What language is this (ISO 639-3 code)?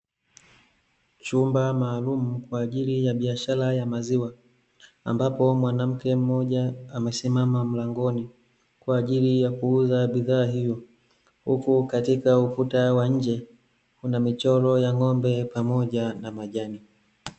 swa